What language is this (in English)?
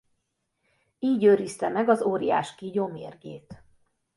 Hungarian